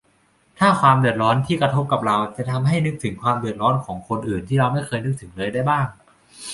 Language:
Thai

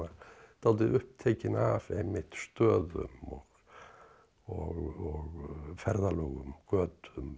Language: Icelandic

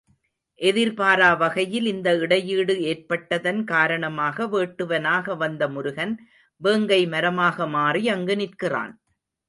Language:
Tamil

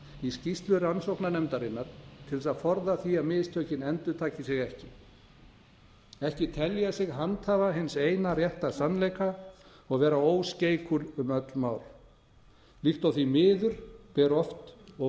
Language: Icelandic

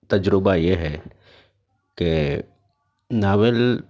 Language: Urdu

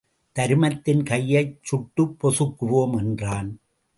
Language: Tamil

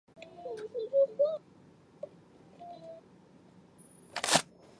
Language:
Chinese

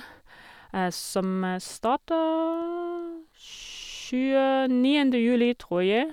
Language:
Norwegian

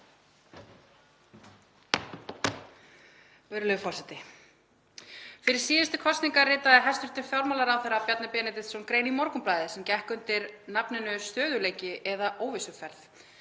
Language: Icelandic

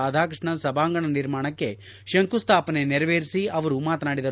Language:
Kannada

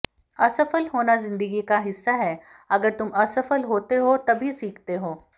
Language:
Hindi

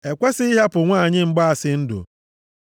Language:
Igbo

